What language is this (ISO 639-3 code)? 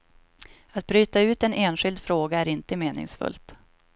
swe